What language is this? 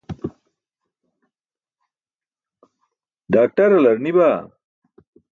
Burushaski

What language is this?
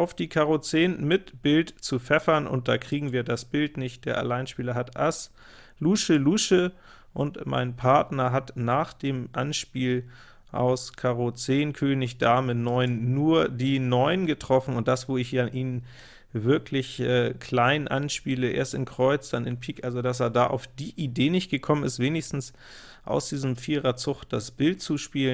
German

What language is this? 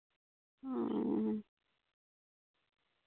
Santali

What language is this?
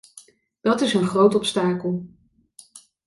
Dutch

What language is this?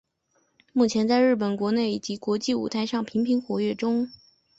Chinese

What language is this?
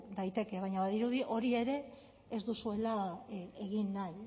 Basque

